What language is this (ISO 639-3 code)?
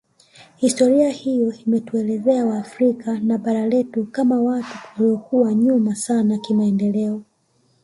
swa